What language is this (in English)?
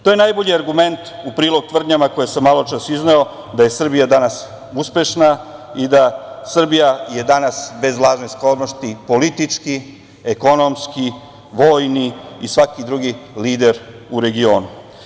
Serbian